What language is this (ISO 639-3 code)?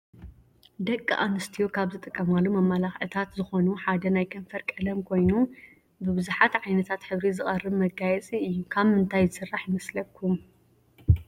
tir